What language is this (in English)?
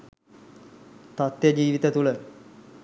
Sinhala